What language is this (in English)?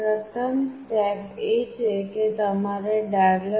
Gujarati